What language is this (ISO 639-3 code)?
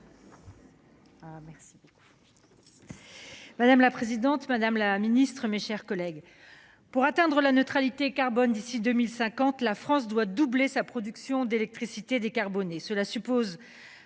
fra